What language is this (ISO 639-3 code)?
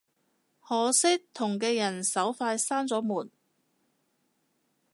yue